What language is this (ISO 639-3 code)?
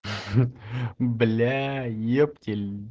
rus